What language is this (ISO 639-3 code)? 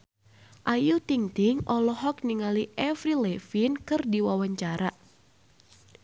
sun